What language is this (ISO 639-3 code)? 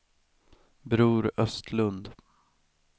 swe